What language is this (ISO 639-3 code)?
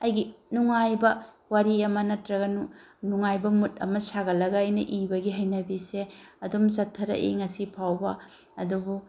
mni